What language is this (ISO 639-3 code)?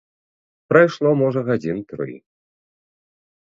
bel